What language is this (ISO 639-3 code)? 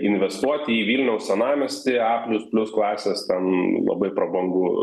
lit